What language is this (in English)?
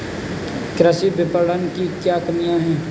Hindi